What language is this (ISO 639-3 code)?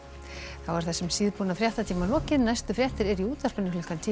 isl